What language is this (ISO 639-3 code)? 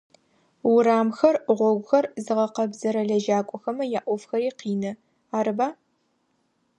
ady